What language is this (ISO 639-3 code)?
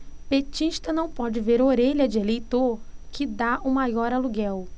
por